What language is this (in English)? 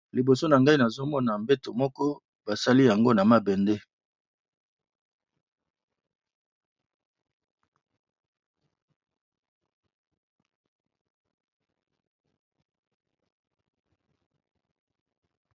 Lingala